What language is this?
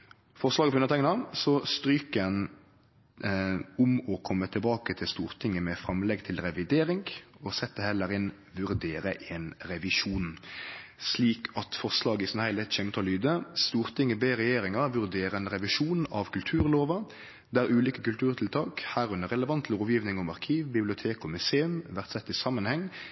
Norwegian Nynorsk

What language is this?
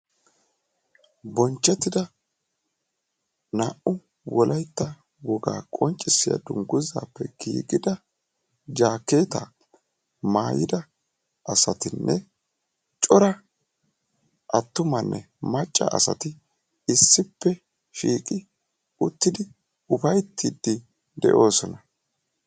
Wolaytta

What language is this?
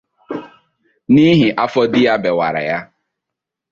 Igbo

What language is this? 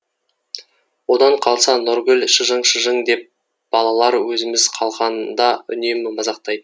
Kazakh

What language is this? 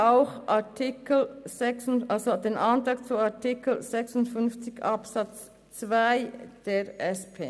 Swiss German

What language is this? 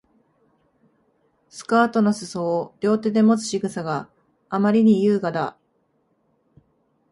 Japanese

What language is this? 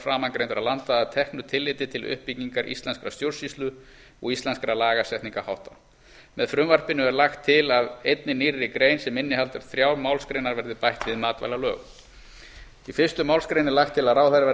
Icelandic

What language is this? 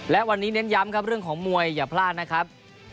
Thai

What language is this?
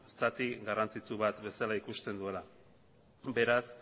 Basque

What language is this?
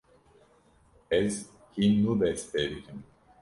Kurdish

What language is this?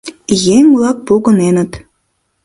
Mari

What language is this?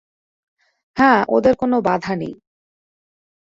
Bangla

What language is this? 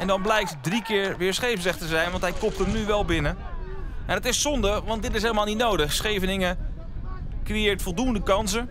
Dutch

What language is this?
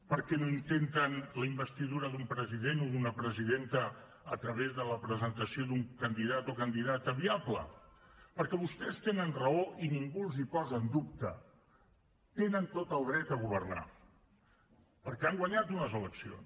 Catalan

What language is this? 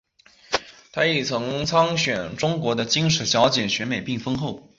Chinese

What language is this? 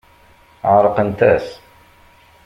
Kabyle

